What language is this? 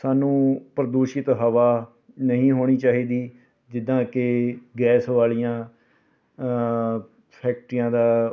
Punjabi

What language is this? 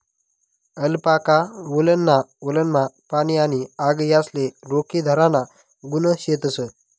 Marathi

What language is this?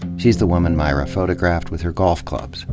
English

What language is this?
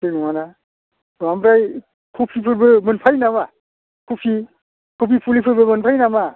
Bodo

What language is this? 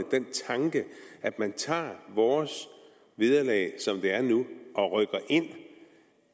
Danish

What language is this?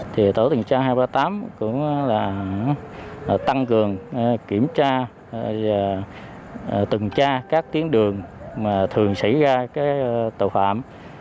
Vietnamese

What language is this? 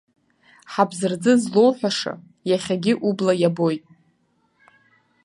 Abkhazian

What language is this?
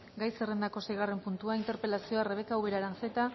Basque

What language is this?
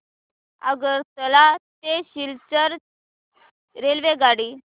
Marathi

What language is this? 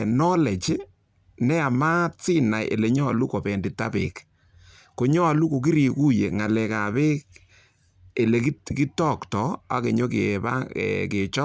Kalenjin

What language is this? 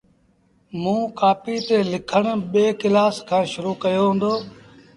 Sindhi Bhil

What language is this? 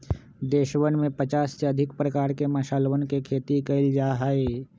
Magahi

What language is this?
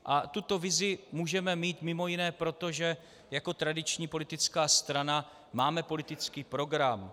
Czech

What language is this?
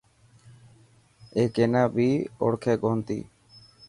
Dhatki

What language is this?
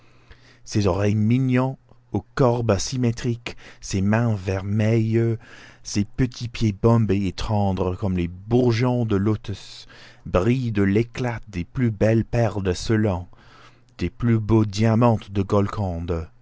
French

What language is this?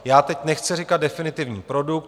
Czech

